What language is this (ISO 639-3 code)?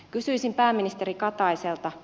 fin